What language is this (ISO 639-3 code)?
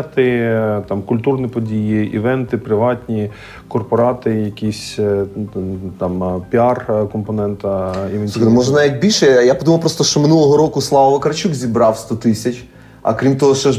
ukr